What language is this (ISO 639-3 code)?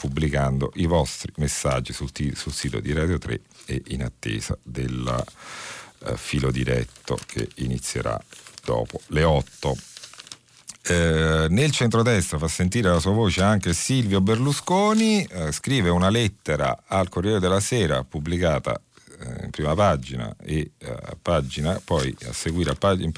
ita